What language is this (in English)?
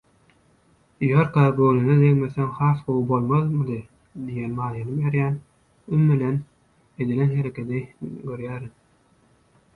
Turkmen